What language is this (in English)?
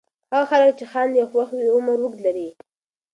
Pashto